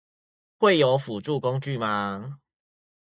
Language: Chinese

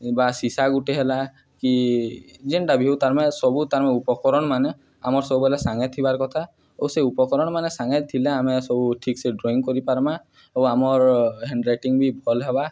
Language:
Odia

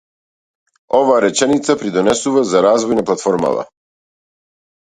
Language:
Macedonian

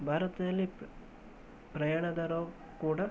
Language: Kannada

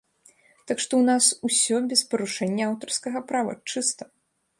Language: Belarusian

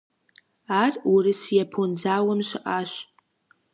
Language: Kabardian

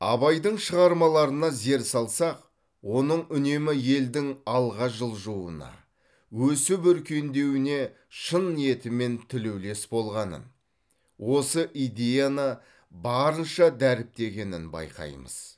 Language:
Kazakh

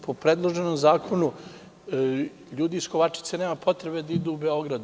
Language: Serbian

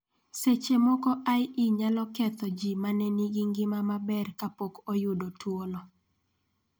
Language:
Luo (Kenya and Tanzania)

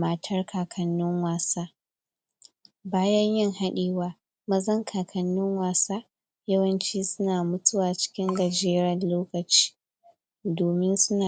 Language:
Hausa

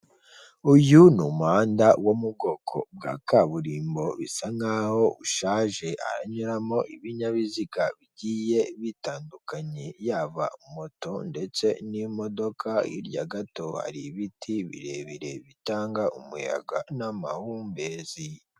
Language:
Kinyarwanda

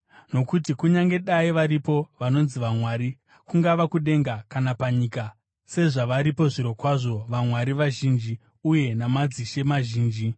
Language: Shona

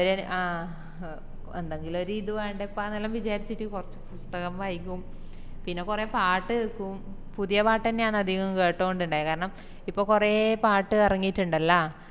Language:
Malayalam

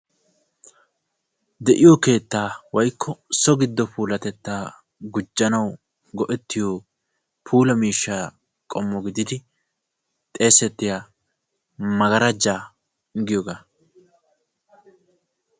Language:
Wolaytta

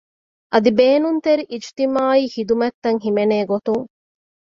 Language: Divehi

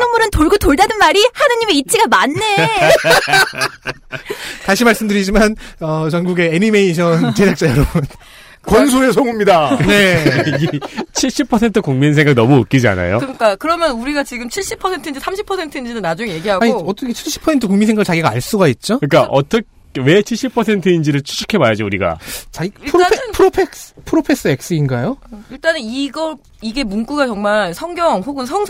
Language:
Korean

